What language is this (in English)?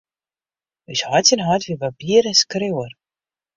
Western Frisian